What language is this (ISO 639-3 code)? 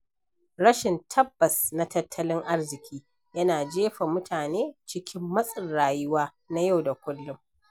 hau